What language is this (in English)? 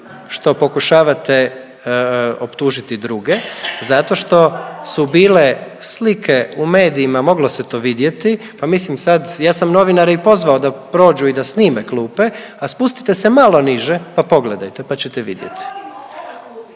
Croatian